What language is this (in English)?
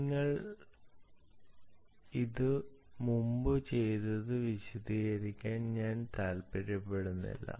Malayalam